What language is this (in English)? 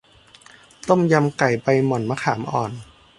Thai